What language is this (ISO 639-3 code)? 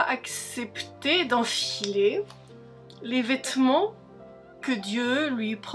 fra